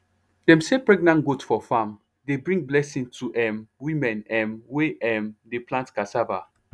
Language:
Nigerian Pidgin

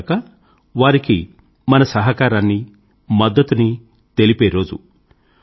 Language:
Telugu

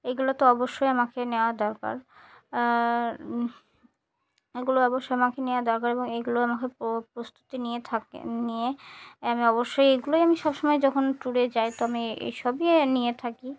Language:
Bangla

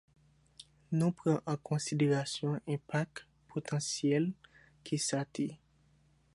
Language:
Haitian Creole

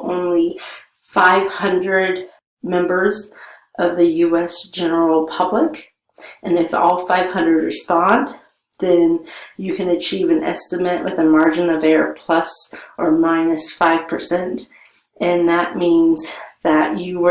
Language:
English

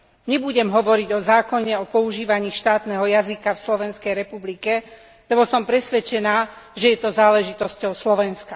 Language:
Slovak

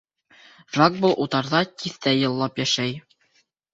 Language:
Bashkir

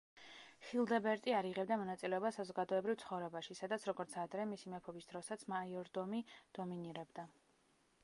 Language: Georgian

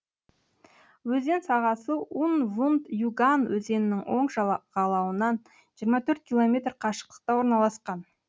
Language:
Kazakh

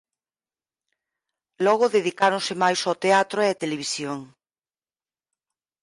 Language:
Galician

